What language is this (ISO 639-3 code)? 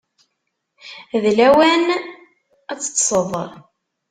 kab